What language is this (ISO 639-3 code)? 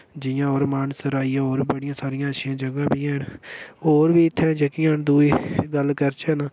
doi